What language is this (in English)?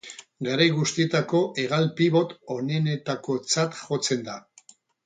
Basque